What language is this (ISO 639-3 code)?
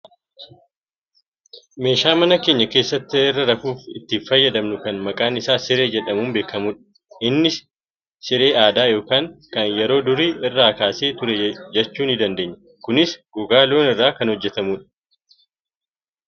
orm